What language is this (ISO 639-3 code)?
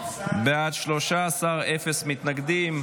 heb